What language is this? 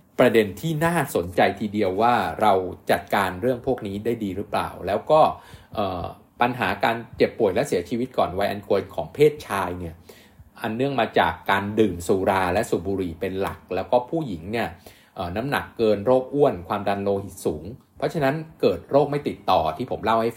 Thai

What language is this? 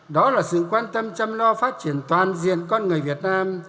Vietnamese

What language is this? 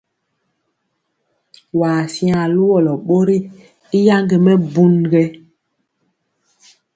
Mpiemo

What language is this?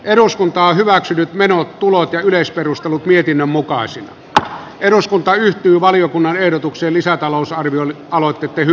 Finnish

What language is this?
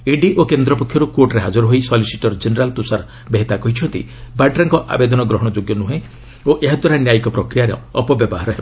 Odia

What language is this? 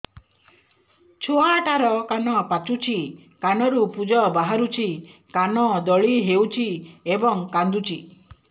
Odia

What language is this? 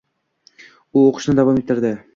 Uzbek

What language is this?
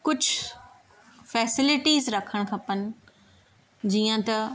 Sindhi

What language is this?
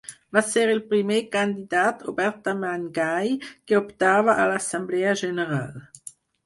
Catalan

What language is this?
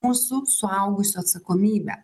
Lithuanian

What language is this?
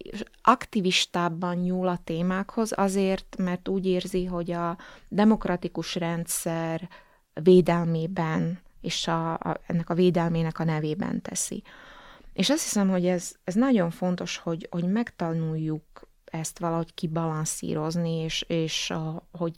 Hungarian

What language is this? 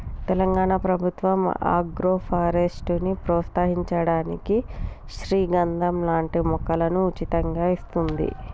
Telugu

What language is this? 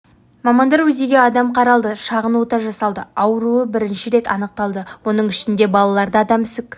Kazakh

